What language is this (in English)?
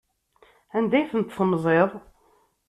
Kabyle